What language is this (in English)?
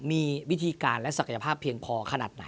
Thai